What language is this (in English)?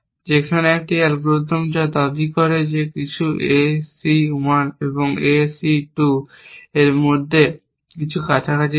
Bangla